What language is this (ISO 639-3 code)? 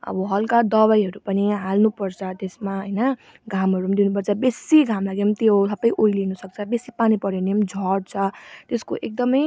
nep